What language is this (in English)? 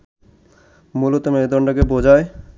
Bangla